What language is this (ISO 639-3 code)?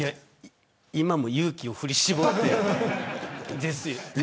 jpn